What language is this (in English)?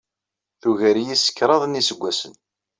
Kabyle